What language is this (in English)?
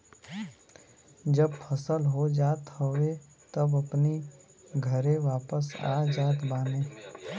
Bhojpuri